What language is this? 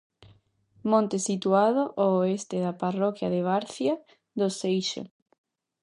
Galician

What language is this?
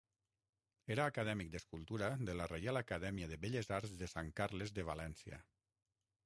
Catalan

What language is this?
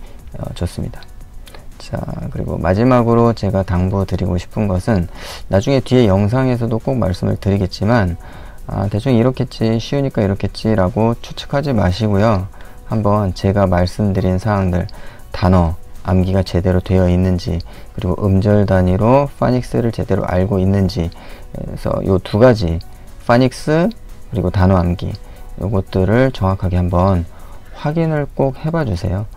Korean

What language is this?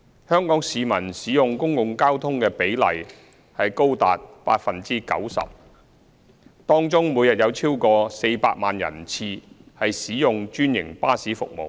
Cantonese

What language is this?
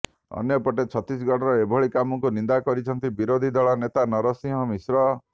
Odia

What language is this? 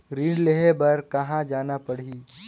Chhattisgarhi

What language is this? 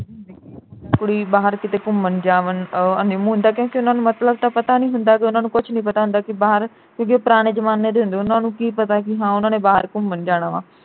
Punjabi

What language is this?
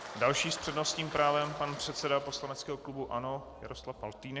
Czech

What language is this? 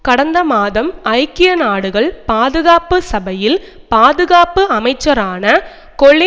Tamil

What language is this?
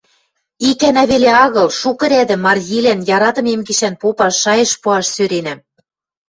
Western Mari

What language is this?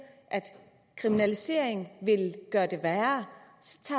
Danish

